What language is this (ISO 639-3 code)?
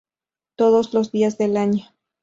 spa